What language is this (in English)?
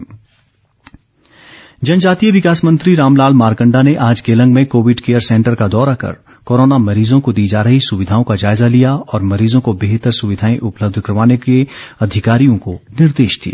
Hindi